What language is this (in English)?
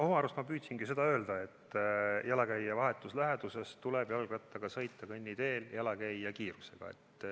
Estonian